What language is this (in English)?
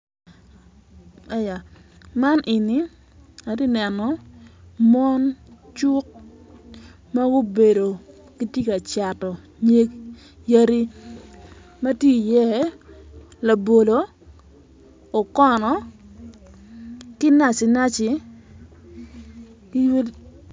Acoli